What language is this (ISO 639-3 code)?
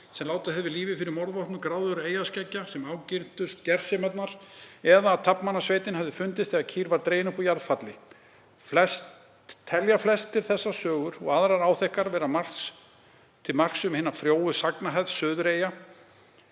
isl